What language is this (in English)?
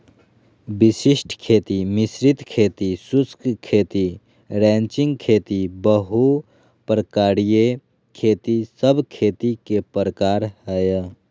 Magahi